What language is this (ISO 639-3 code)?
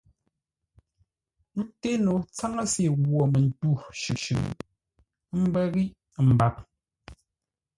nla